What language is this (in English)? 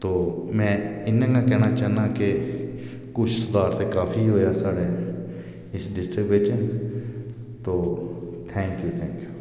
Dogri